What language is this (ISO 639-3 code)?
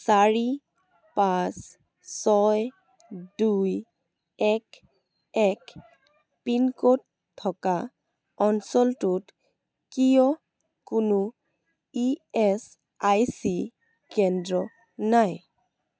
asm